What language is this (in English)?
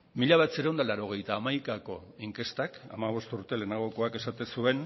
Basque